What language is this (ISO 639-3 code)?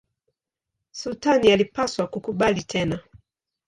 swa